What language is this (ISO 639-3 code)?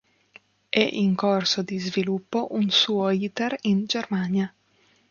ita